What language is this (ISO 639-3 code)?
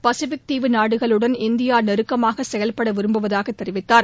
tam